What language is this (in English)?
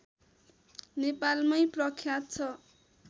Nepali